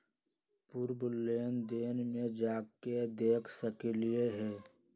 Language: Magahi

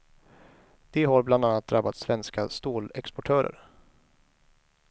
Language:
Swedish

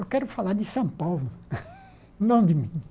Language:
Portuguese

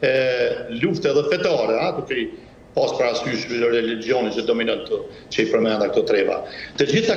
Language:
Romanian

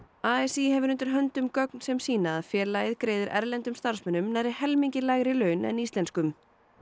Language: Icelandic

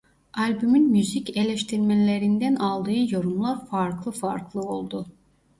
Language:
Turkish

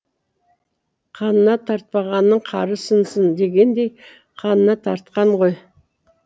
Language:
Kazakh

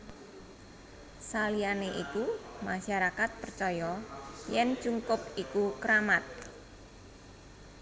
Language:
Javanese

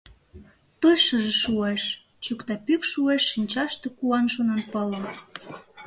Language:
Mari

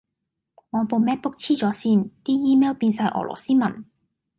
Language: Cantonese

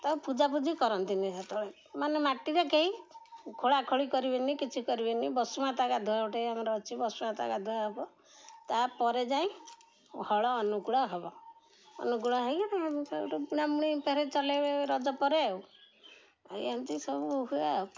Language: Odia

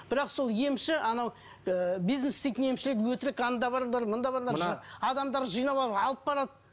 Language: Kazakh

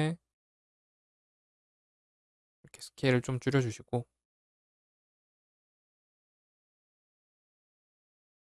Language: Korean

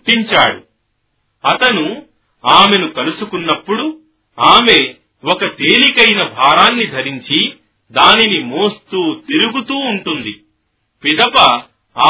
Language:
Telugu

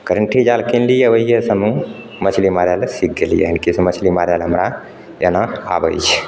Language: Maithili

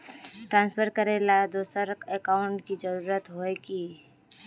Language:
Magahi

